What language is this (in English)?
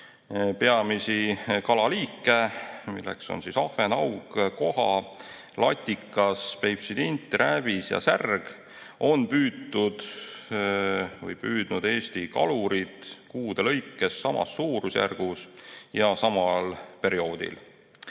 Estonian